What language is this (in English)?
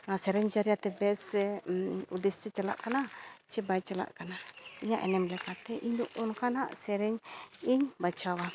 Santali